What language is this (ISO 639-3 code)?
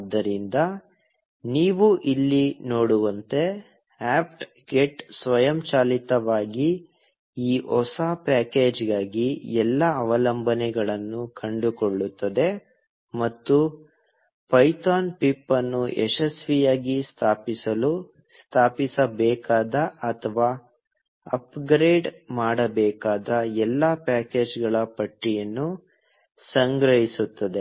kan